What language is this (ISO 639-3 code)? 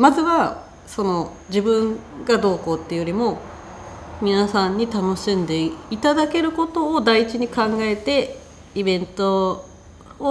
jpn